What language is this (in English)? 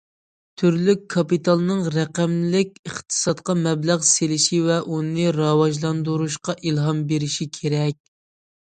Uyghur